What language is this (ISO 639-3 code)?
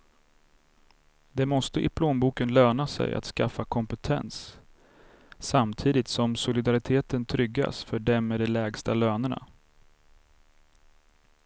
swe